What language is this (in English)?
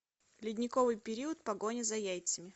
Russian